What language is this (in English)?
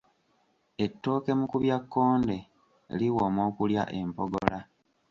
Ganda